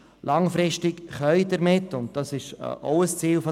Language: Swiss German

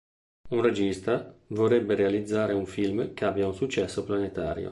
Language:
Italian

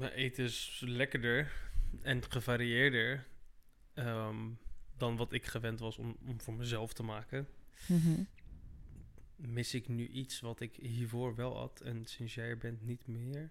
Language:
Dutch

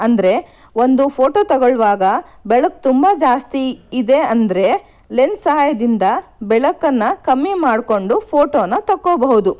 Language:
Kannada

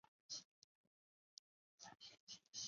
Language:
Chinese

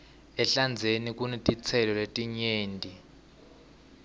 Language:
Swati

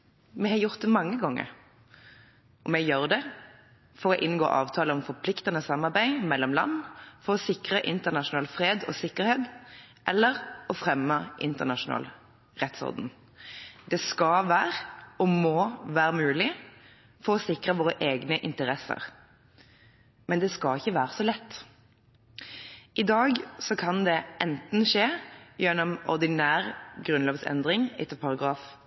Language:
Norwegian Bokmål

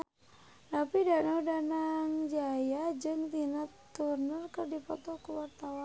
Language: Sundanese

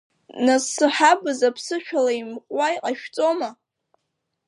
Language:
Abkhazian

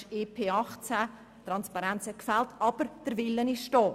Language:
Swiss German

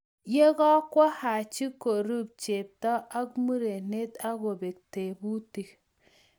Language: Kalenjin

